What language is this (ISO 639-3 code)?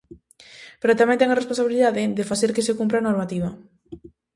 glg